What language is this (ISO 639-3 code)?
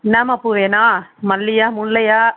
tam